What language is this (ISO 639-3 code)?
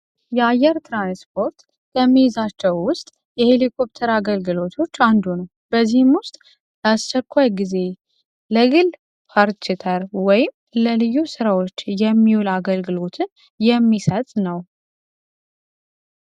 amh